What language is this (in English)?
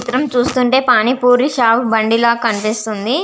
Telugu